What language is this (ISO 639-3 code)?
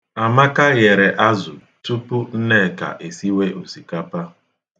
ibo